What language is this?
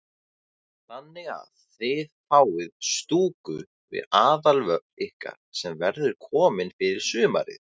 Icelandic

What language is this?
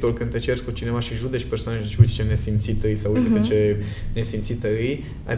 Romanian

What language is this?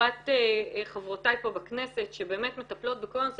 Hebrew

